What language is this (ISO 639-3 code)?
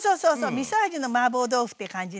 jpn